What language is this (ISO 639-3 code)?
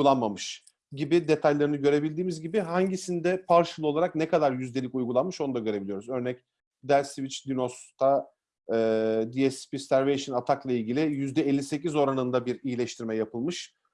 tur